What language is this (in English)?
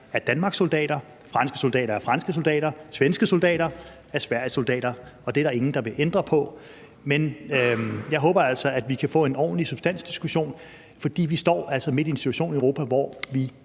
Danish